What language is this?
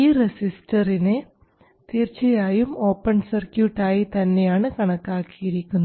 Malayalam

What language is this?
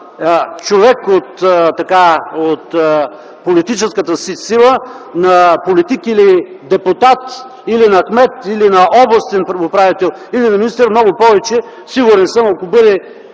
Bulgarian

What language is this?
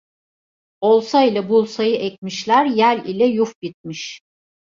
Turkish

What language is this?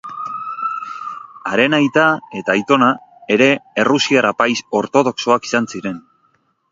Basque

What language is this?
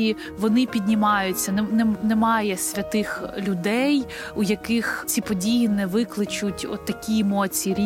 Ukrainian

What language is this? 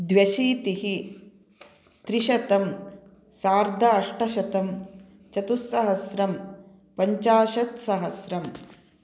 Sanskrit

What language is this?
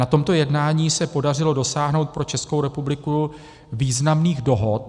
Czech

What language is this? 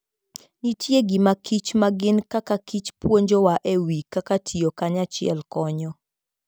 Luo (Kenya and Tanzania)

